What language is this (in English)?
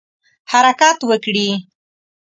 Pashto